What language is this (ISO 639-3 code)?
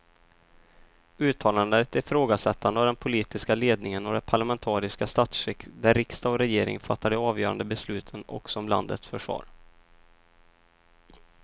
swe